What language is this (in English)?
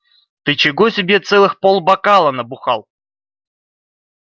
Russian